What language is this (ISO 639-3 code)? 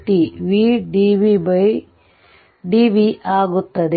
kan